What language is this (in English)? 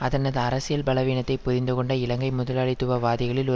Tamil